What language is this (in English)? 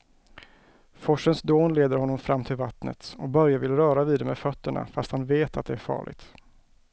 Swedish